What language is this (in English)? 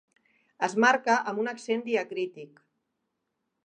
Catalan